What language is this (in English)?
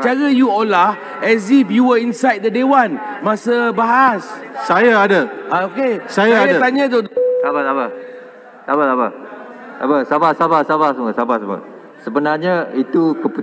Malay